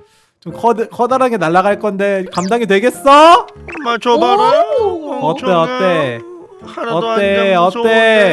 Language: Korean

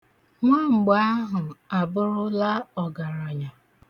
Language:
Igbo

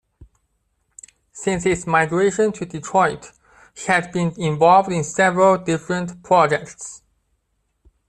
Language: English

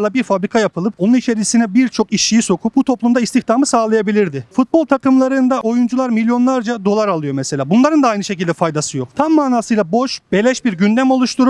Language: Turkish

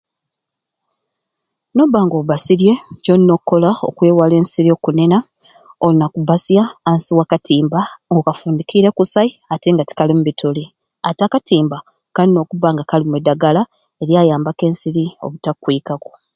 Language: Ruuli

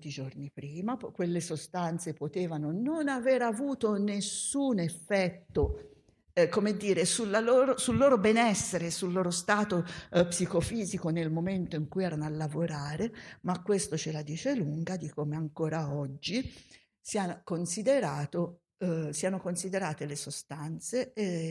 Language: Italian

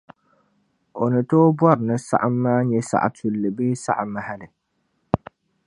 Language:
Dagbani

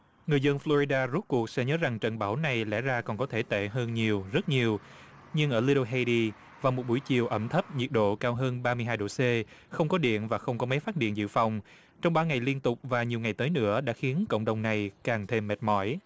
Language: Vietnamese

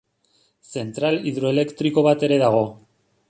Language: Basque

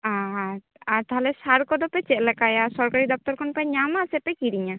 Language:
Santali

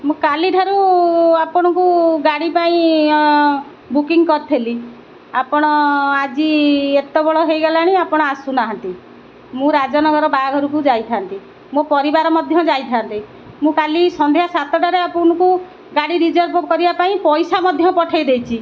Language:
Odia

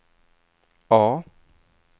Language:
Swedish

